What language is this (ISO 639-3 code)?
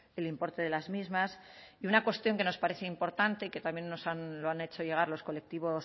spa